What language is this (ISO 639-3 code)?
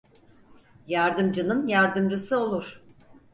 tur